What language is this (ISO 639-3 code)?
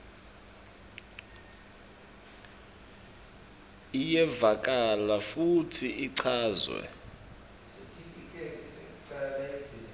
ssw